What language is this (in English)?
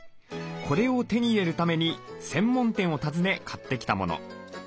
Japanese